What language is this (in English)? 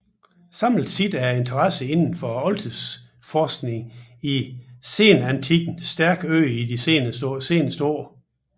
Danish